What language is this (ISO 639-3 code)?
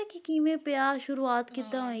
pan